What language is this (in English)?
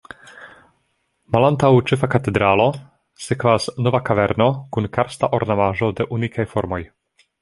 Esperanto